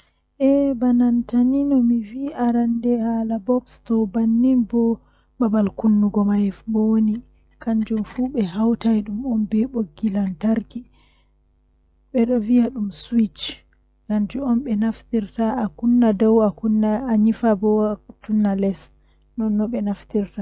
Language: Western Niger Fulfulde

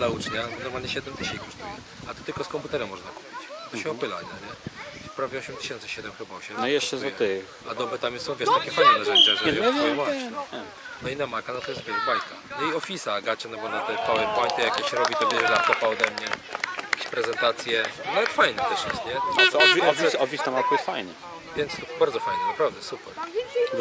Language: Polish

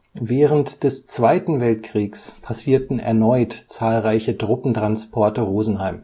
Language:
German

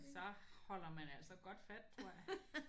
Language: Danish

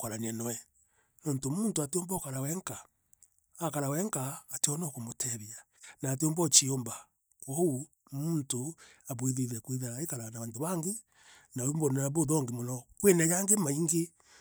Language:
Meru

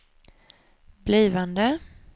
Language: Swedish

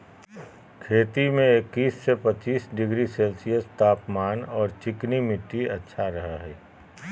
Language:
Magahi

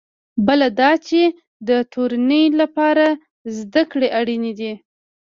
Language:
Pashto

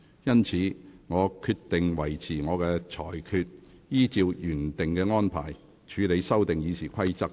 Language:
Cantonese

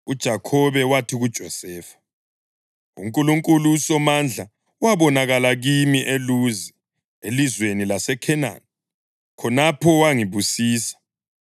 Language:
North Ndebele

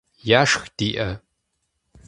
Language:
Kabardian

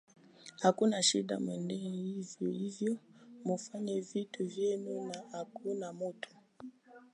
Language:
Swahili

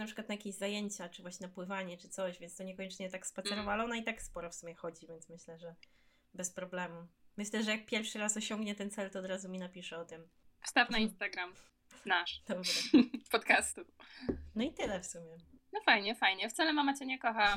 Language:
Polish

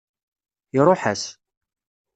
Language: Kabyle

